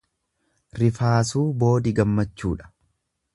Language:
Oromo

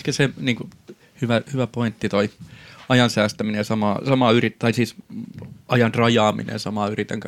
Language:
Finnish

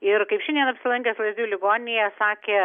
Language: Lithuanian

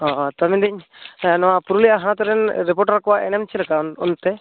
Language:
Santali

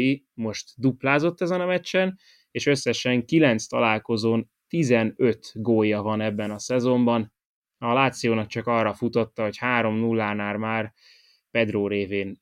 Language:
Hungarian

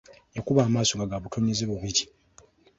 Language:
Ganda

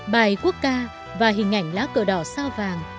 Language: Vietnamese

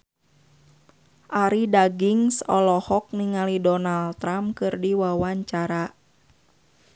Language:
Sundanese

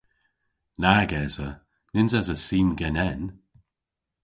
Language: Cornish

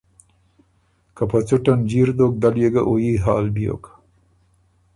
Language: Ormuri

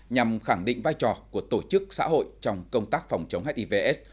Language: Vietnamese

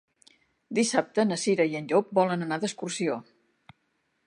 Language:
Catalan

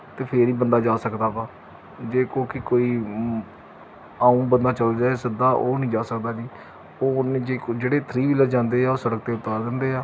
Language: Punjabi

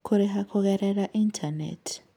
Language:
Kikuyu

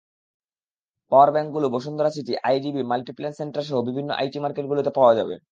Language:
Bangla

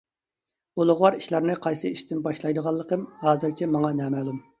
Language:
Uyghur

